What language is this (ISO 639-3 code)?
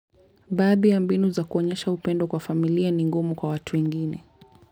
luo